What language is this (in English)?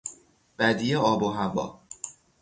Persian